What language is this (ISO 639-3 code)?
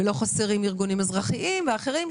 heb